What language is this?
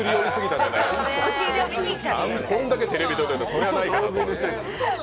Japanese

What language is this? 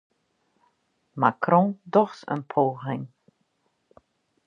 Western Frisian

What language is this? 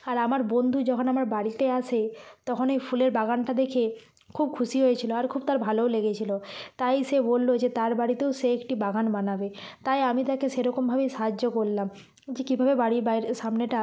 Bangla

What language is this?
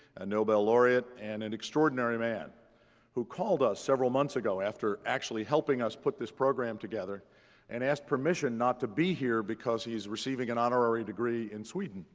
English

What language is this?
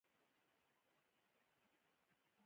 Pashto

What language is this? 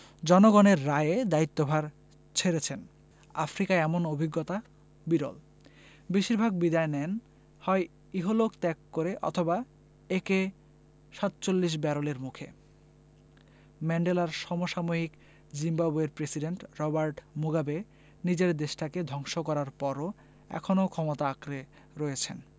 Bangla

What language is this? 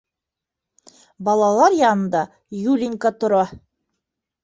Bashkir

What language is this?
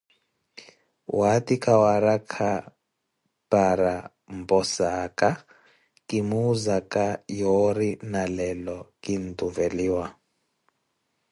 Koti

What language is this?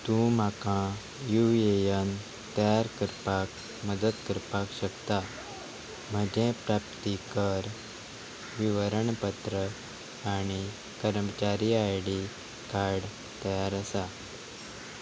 Konkani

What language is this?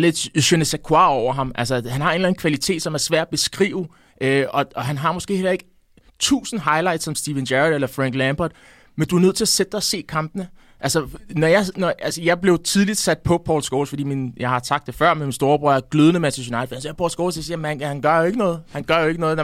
Danish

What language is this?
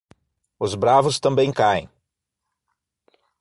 Portuguese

